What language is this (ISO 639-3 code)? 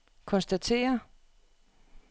dan